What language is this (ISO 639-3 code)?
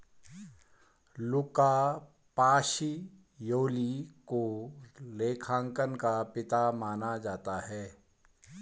hin